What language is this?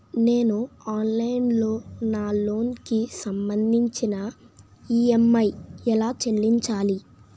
Telugu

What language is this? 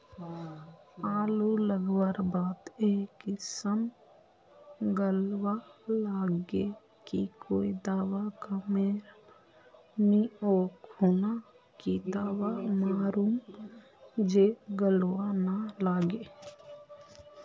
Magahi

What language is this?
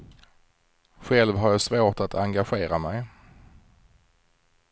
Swedish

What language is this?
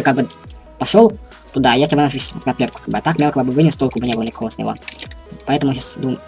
Russian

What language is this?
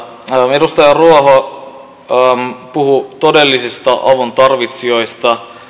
Finnish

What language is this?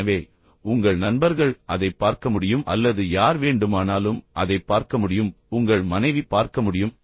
Tamil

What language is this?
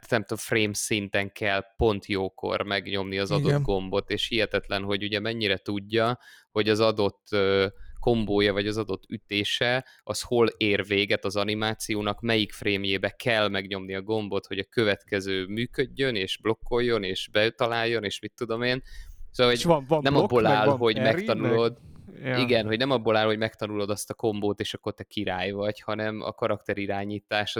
Hungarian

